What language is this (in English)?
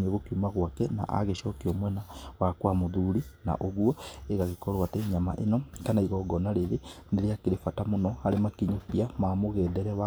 Kikuyu